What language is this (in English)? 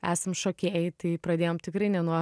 Lithuanian